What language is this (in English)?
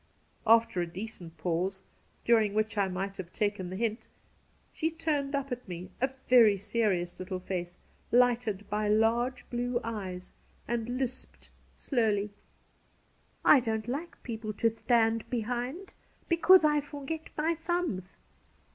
English